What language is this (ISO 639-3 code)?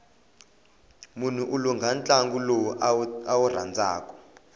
tso